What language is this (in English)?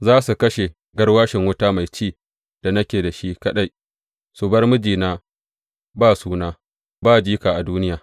Hausa